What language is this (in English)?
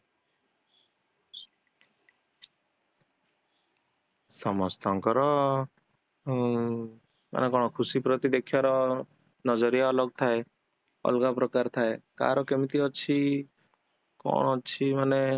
Odia